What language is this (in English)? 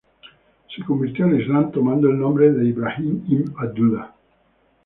Spanish